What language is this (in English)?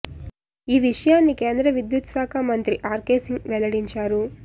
Telugu